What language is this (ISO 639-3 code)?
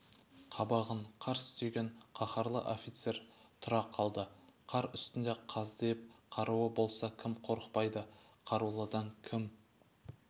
kaz